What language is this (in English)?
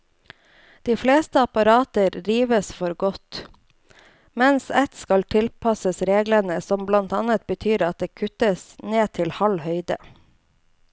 Norwegian